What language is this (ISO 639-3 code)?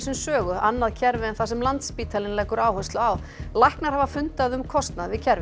isl